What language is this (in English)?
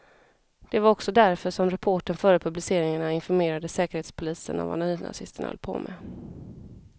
Swedish